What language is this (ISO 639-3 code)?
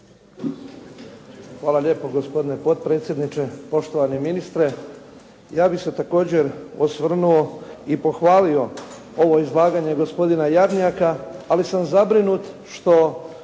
hrv